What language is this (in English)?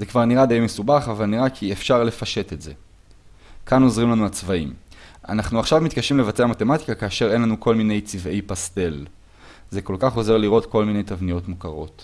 Hebrew